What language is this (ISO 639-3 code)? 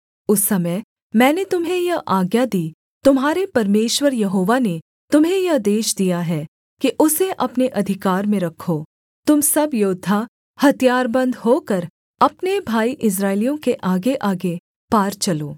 hin